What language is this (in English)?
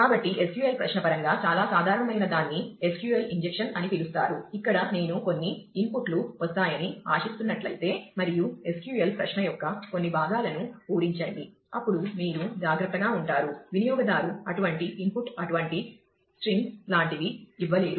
Telugu